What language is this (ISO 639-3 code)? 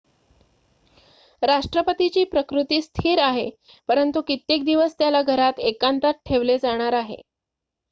mar